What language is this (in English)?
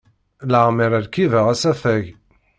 Kabyle